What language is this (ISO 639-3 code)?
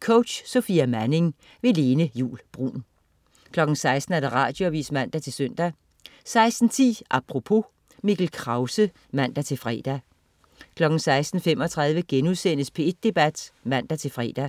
dan